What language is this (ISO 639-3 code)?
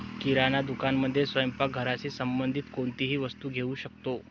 mar